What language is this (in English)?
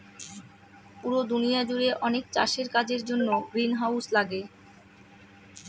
Bangla